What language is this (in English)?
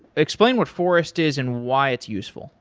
English